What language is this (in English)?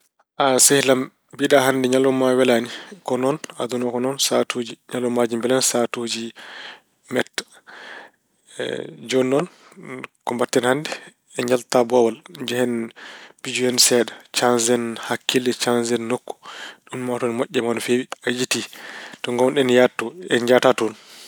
Fula